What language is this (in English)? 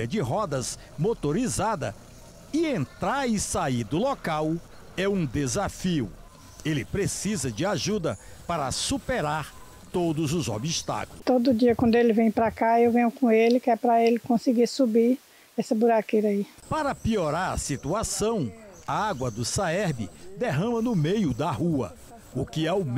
Portuguese